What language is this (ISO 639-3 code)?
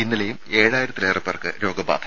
mal